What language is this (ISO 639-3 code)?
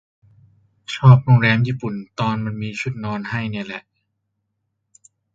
tha